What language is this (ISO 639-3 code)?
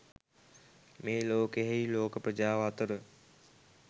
sin